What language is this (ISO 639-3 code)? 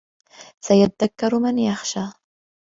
ara